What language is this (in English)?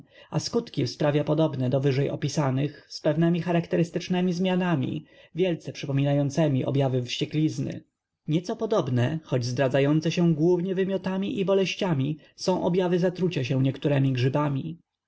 Polish